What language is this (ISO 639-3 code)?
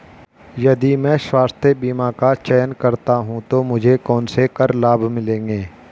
hin